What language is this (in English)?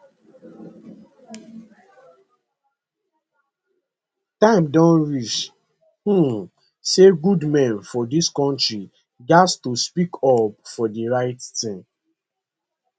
Nigerian Pidgin